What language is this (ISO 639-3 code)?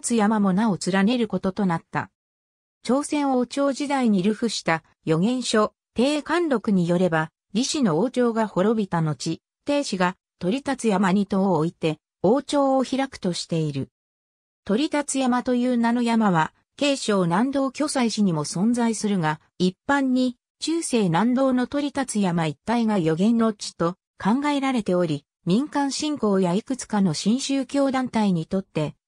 jpn